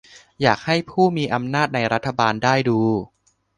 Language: Thai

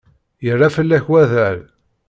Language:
Kabyle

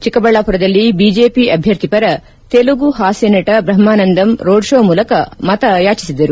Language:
Kannada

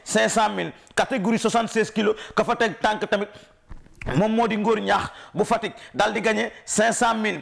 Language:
French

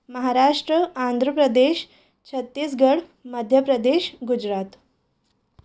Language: Sindhi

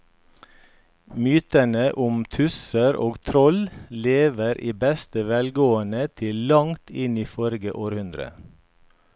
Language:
Norwegian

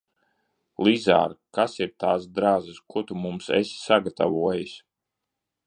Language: Latvian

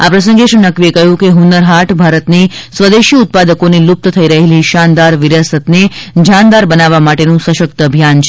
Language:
Gujarati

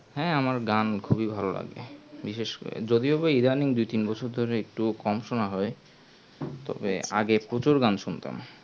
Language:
Bangla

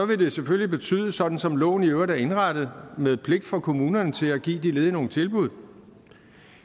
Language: Danish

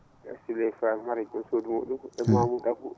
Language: Fula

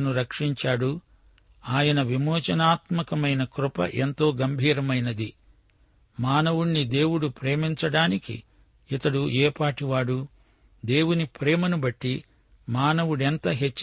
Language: Telugu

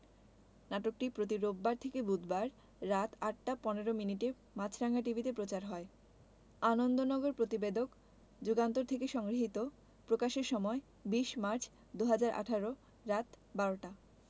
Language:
Bangla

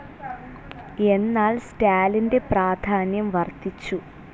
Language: Malayalam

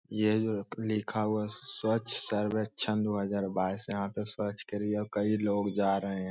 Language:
Magahi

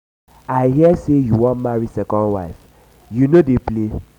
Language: Nigerian Pidgin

